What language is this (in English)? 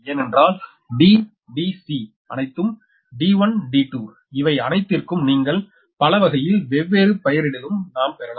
Tamil